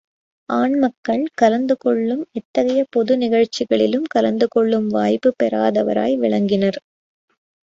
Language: Tamil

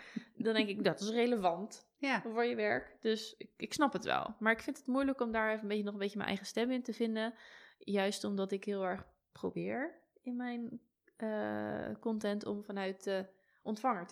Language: Dutch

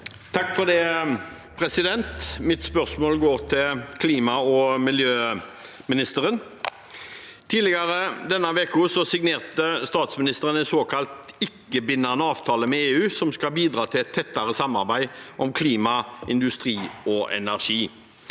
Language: Norwegian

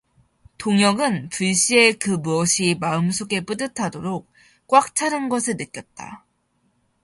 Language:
Korean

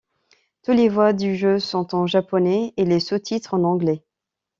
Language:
French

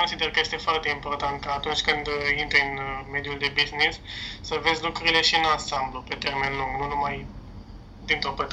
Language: Romanian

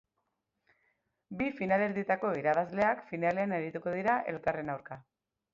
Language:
Basque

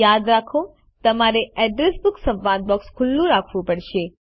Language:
Gujarati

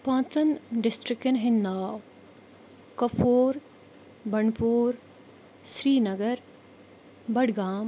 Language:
Kashmiri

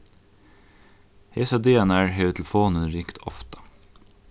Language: Faroese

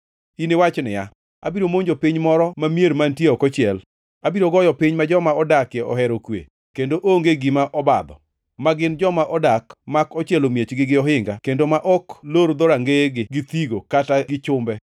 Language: Luo (Kenya and Tanzania)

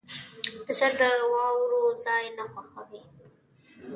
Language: Pashto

